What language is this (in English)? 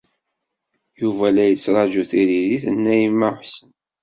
Kabyle